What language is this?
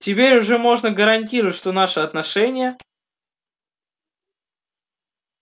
Russian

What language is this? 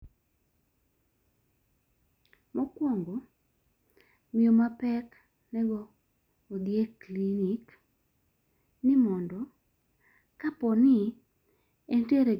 Luo (Kenya and Tanzania)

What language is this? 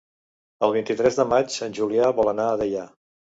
Catalan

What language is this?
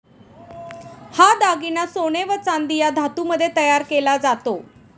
Marathi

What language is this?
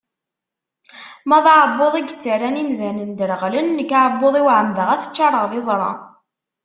Kabyle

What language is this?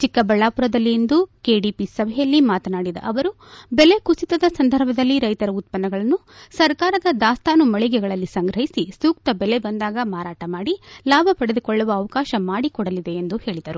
Kannada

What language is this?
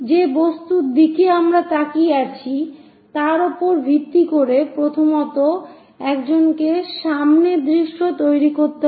Bangla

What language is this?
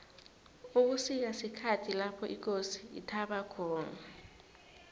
South Ndebele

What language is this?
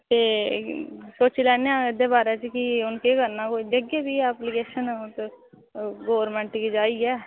Dogri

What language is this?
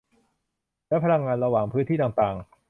Thai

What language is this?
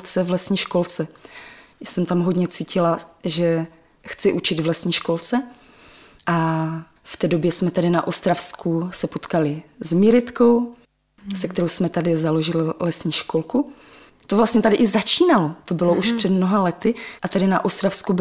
Czech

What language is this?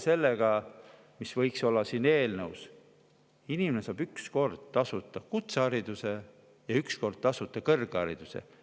Estonian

